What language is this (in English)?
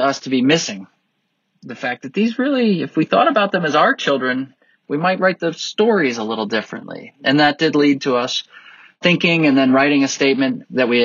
English